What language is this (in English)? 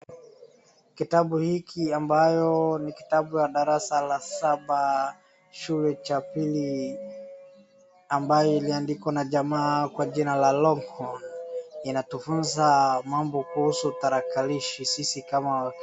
Swahili